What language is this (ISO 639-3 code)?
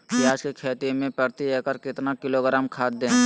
mag